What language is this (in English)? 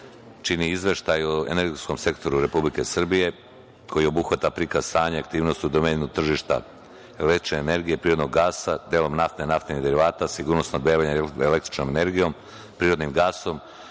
Serbian